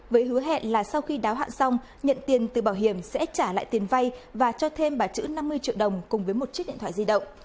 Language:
Vietnamese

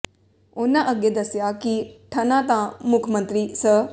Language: Punjabi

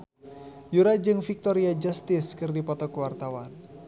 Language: Sundanese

